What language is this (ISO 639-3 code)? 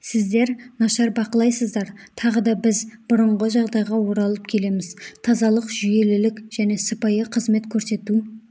kaz